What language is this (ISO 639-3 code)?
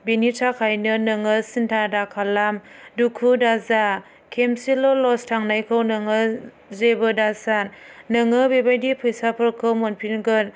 brx